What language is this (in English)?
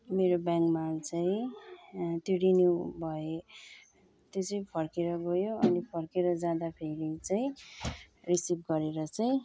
Nepali